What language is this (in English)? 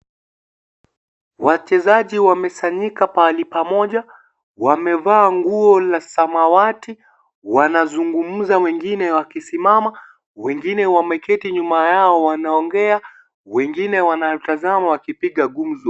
Swahili